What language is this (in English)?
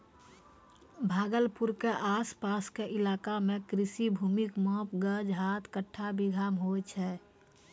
Maithili